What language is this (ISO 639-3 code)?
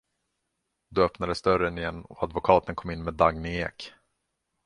swe